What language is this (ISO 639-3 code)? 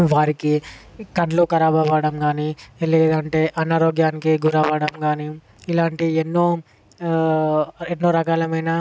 tel